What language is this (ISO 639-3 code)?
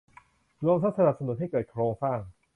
tha